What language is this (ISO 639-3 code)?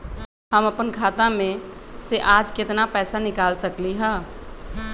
mag